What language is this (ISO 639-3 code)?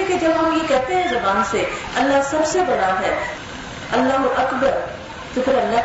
urd